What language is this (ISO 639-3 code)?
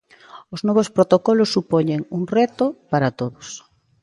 glg